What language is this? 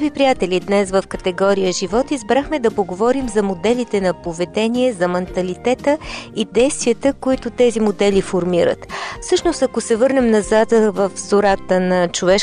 Bulgarian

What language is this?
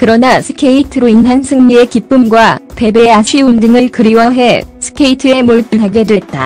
Korean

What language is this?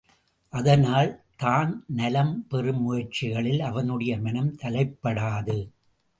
Tamil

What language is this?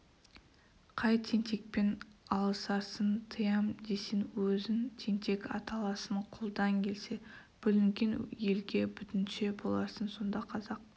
Kazakh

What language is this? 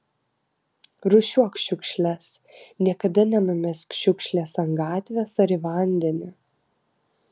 Lithuanian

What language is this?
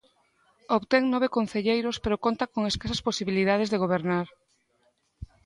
Galician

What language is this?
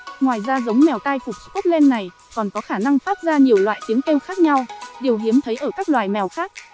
Vietnamese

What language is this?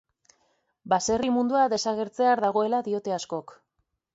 Basque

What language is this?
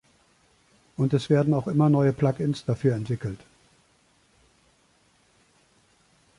German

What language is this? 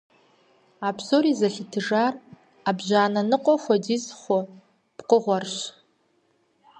Kabardian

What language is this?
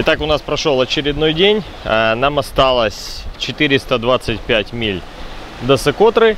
Russian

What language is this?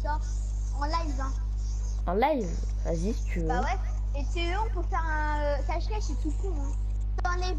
French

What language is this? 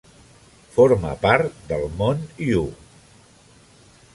Catalan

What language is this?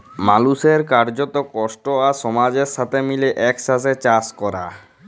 Bangla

